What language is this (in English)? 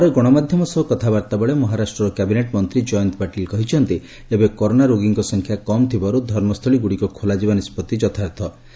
Odia